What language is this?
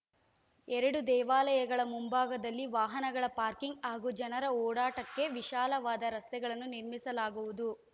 Kannada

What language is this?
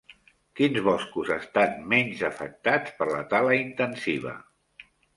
Catalan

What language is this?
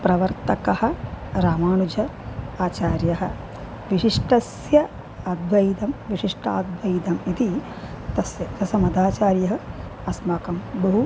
Sanskrit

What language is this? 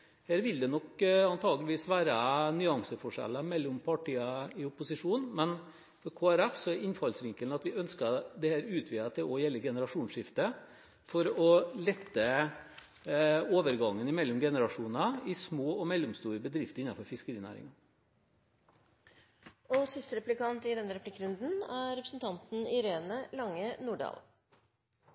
Norwegian Bokmål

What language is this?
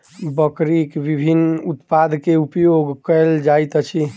Maithili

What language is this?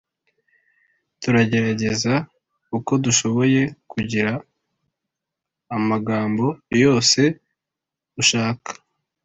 Kinyarwanda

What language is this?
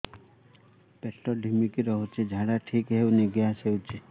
Odia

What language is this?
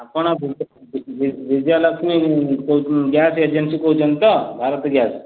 Odia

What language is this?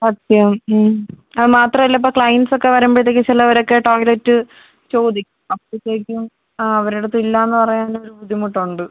Malayalam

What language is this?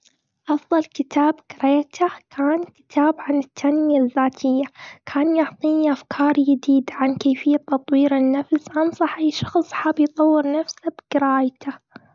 Gulf Arabic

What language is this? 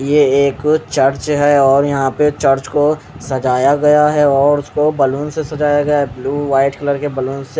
Hindi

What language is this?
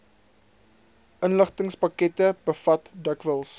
Afrikaans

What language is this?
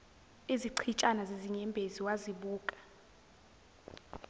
Zulu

